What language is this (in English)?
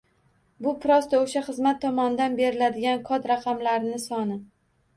Uzbek